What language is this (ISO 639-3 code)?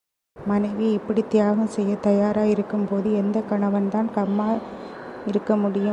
tam